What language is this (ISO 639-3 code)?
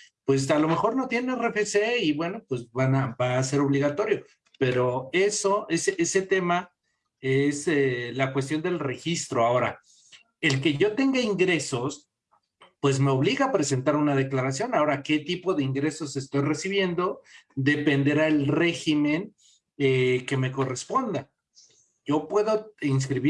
spa